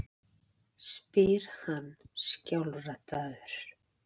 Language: Icelandic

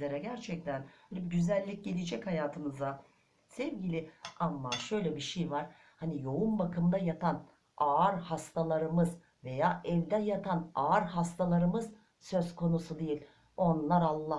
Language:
Turkish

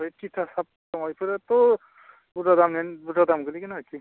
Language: Bodo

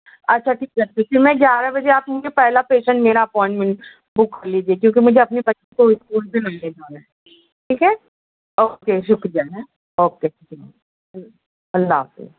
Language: Urdu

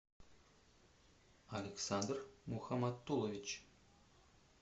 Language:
Russian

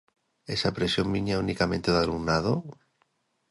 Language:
Galician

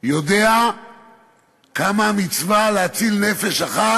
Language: Hebrew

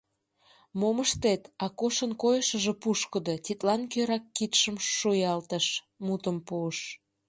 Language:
Mari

